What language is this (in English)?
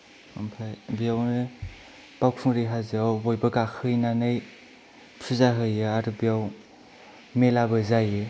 Bodo